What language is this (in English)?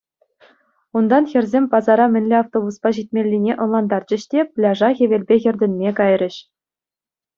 Chuvash